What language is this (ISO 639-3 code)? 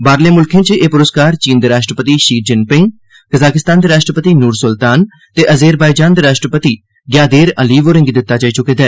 doi